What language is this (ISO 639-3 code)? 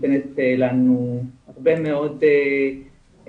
heb